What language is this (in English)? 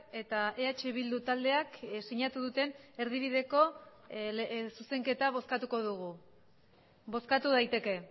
Basque